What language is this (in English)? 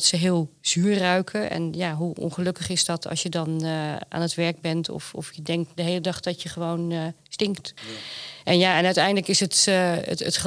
Dutch